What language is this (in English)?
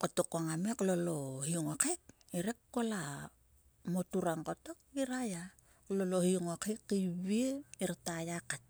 Sulka